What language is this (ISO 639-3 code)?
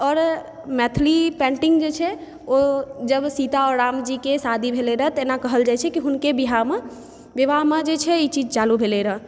mai